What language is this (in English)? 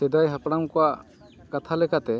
Santali